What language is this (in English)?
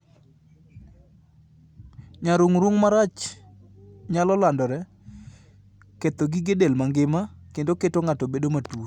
Luo (Kenya and Tanzania)